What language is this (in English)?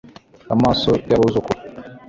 Kinyarwanda